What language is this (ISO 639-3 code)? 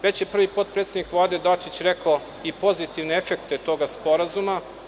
srp